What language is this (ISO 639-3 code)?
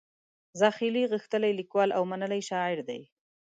pus